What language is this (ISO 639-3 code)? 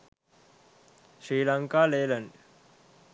sin